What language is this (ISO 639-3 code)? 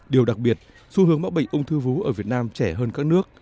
vie